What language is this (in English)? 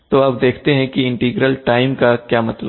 Hindi